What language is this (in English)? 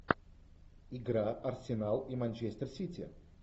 Russian